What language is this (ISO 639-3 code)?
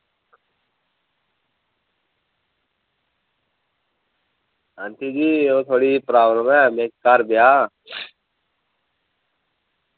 doi